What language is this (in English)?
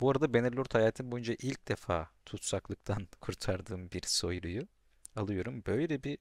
Turkish